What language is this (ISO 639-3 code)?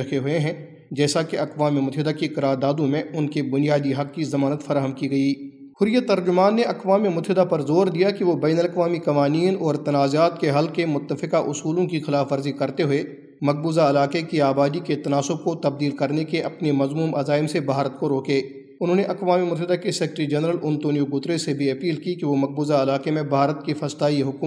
urd